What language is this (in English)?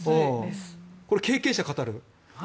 Japanese